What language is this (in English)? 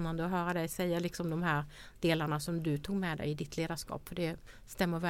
Swedish